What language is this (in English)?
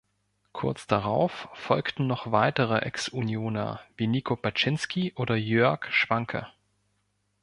German